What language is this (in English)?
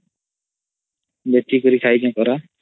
Odia